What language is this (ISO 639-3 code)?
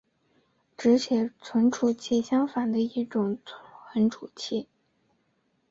zho